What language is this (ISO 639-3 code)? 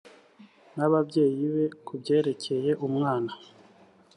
kin